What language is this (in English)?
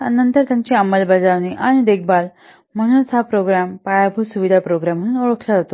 Marathi